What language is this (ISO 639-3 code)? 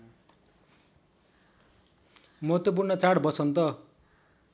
nep